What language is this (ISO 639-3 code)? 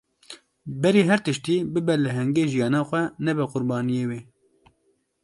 kur